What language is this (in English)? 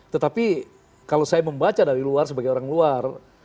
Indonesian